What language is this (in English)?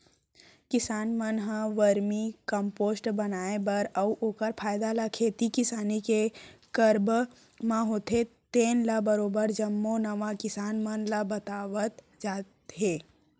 Chhattisgarhi